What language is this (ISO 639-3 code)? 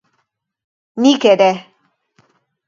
eus